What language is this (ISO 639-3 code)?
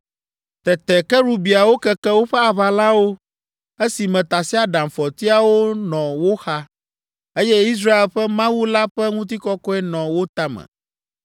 ewe